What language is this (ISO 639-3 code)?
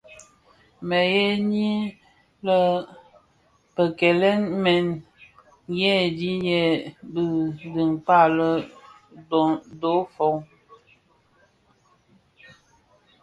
ksf